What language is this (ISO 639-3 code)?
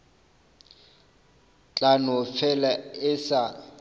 nso